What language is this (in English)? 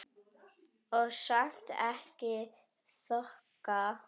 Icelandic